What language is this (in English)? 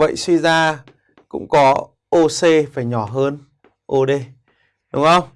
Vietnamese